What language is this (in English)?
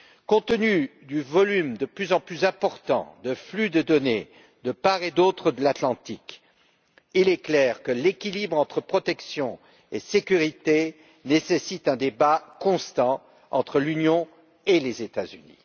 French